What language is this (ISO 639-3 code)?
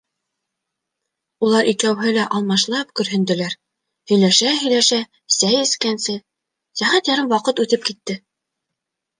bak